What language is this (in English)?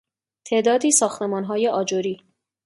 Persian